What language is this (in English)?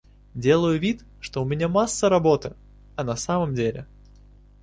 Russian